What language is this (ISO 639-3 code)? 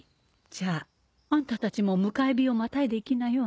jpn